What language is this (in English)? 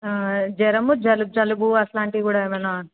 Telugu